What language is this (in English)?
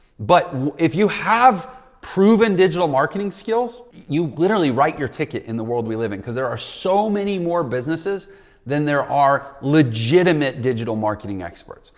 English